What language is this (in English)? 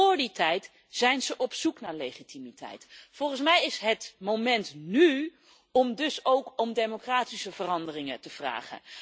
Dutch